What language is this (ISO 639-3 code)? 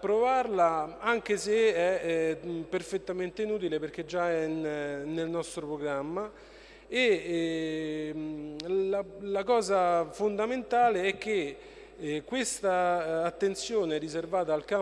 ita